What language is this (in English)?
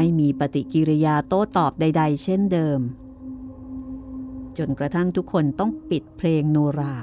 Thai